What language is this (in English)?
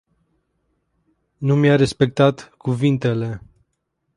Romanian